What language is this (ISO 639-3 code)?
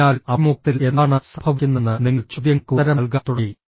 mal